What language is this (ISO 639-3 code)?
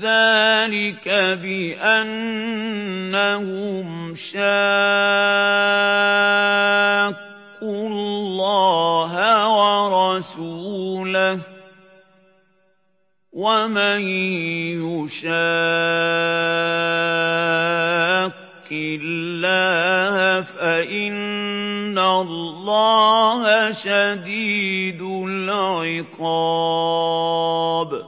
ara